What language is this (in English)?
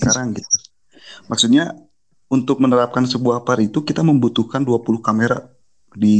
Indonesian